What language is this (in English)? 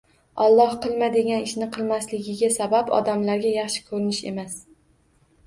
Uzbek